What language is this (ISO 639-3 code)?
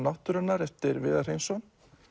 isl